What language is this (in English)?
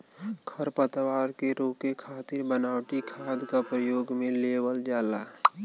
Bhojpuri